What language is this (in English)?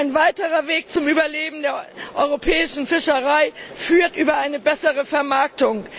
German